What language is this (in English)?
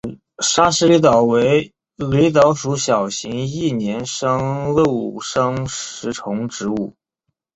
Chinese